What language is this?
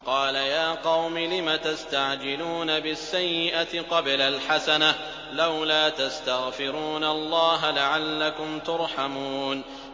Arabic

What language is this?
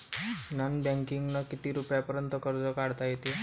Marathi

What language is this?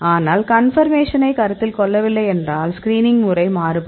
Tamil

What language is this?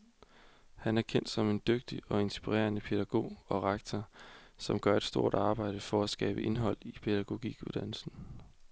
Danish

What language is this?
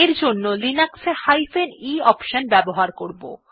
Bangla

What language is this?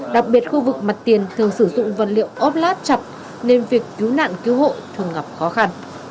Vietnamese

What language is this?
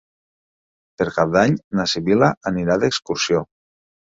Catalan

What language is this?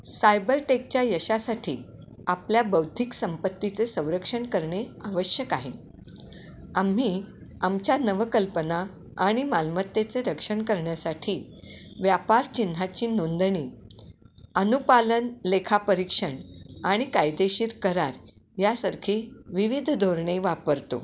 Marathi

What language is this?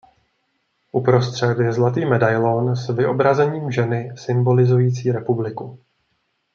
Czech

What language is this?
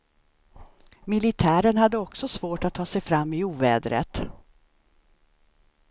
Swedish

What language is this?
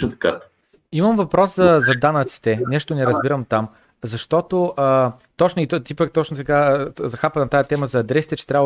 Bulgarian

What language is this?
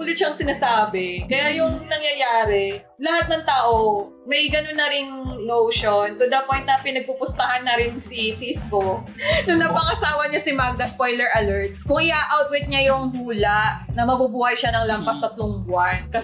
Filipino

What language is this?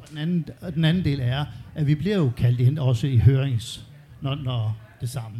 Danish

